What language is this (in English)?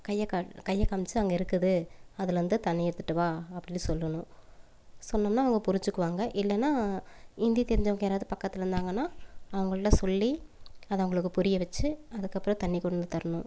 Tamil